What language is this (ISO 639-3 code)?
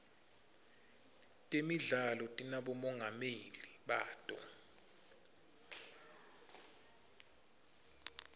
ssw